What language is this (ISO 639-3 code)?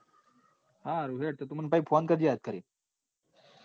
guj